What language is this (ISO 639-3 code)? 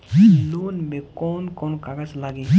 bho